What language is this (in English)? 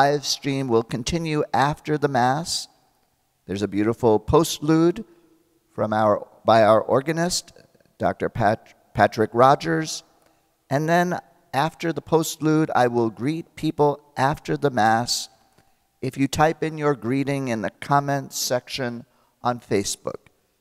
English